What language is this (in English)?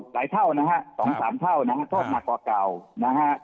Thai